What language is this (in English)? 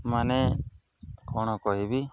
Odia